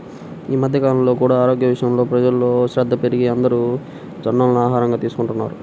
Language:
Telugu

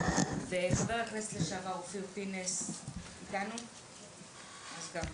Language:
Hebrew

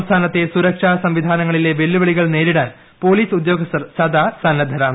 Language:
Malayalam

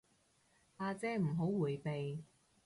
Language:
Cantonese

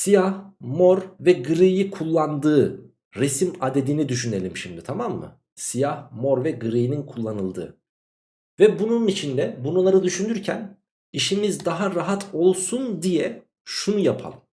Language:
Turkish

